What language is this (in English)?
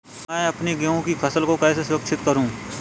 Hindi